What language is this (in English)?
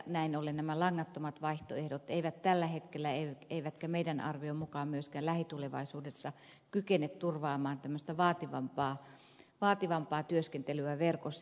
Finnish